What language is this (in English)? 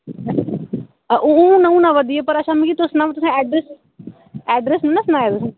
Dogri